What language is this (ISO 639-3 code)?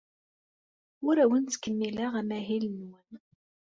kab